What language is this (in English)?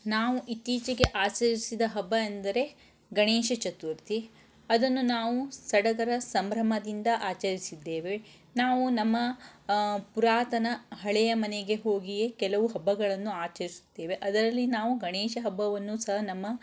Kannada